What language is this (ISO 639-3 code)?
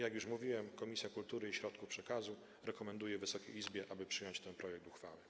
pol